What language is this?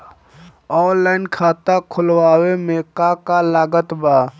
Bhojpuri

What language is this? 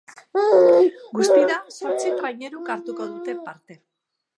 Basque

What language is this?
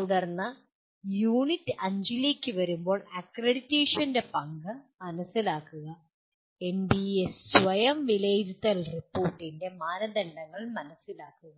Malayalam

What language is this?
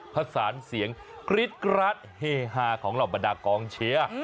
Thai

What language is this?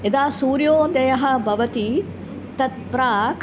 Sanskrit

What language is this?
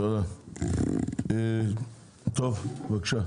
Hebrew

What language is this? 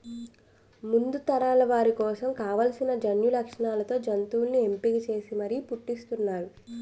Telugu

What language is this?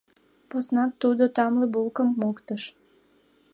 Mari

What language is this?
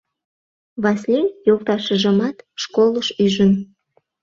Mari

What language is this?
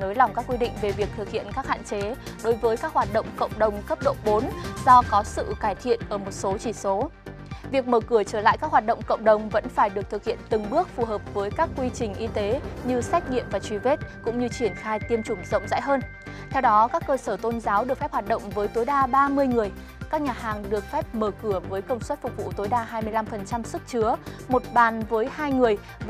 Vietnamese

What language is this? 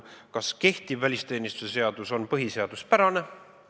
Estonian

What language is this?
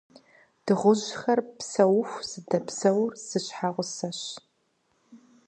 Kabardian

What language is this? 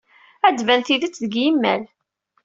Kabyle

